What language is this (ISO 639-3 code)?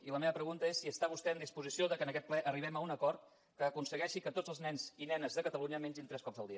cat